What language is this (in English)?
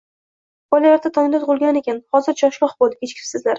Uzbek